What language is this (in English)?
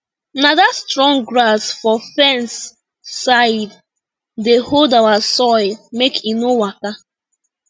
Nigerian Pidgin